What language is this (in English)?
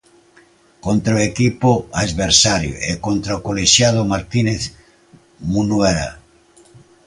Galician